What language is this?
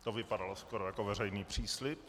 Czech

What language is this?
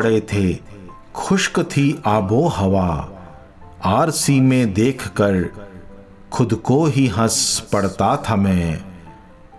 Hindi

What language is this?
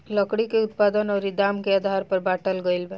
Bhojpuri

